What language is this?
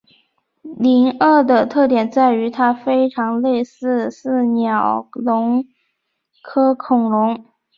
Chinese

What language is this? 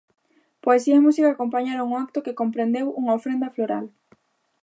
Galician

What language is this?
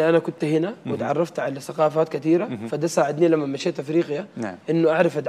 Arabic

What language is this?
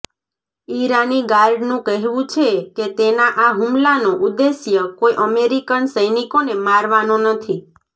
Gujarati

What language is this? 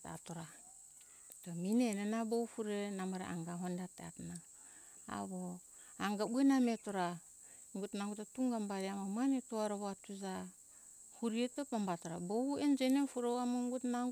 Hunjara-Kaina Ke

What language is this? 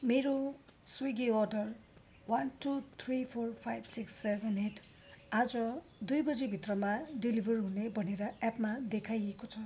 Nepali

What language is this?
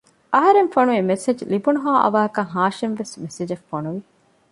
Divehi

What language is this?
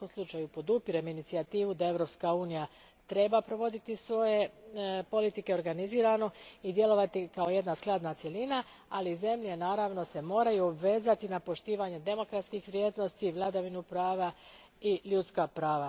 Croatian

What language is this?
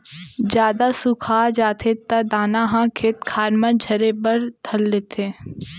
Chhattisgarhi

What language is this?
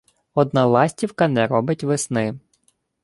Ukrainian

